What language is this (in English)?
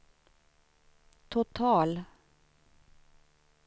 Swedish